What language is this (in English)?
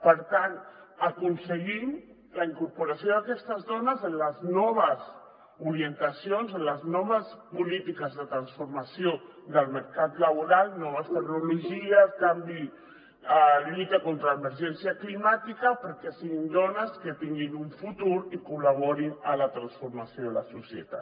Catalan